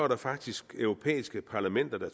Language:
Danish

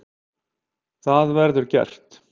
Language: Icelandic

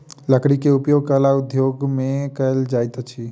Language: Maithili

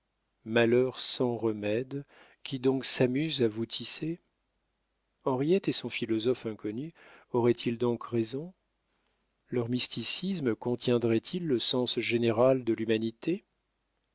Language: French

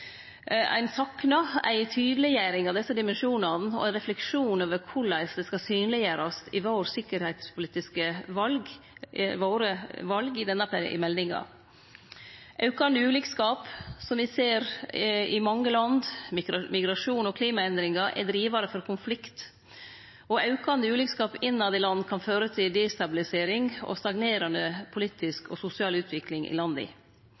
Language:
Norwegian Nynorsk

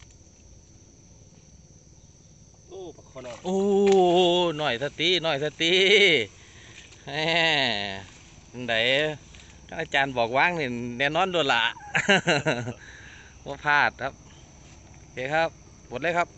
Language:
Thai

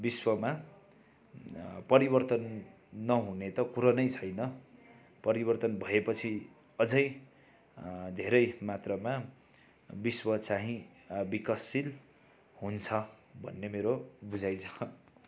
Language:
Nepali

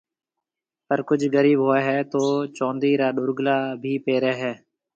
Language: Marwari (Pakistan)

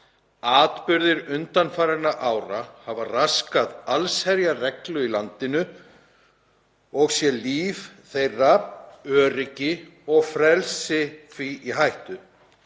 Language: Icelandic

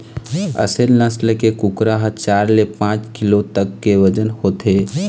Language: Chhattisgarhi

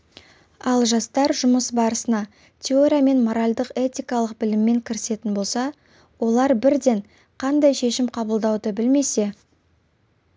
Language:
Kazakh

